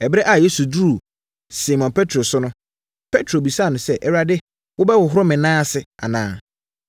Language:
Akan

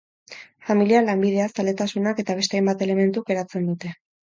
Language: Basque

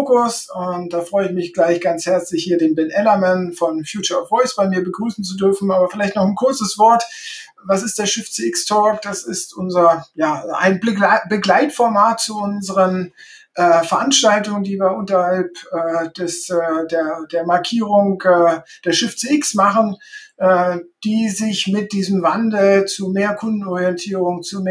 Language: German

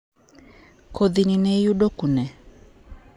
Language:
Luo (Kenya and Tanzania)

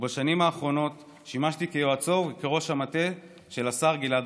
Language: Hebrew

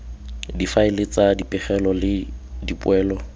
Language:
Tswana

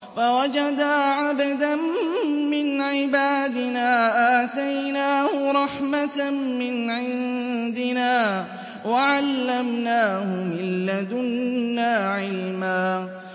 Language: Arabic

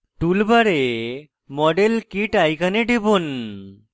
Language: Bangla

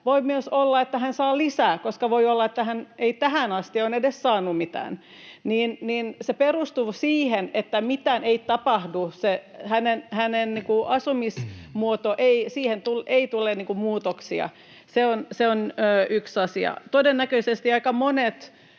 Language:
Finnish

